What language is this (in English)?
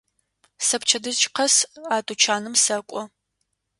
Adyghe